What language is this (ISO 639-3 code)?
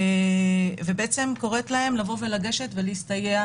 heb